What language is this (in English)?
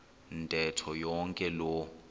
Xhosa